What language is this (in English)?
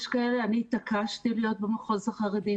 Hebrew